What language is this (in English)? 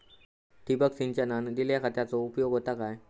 Marathi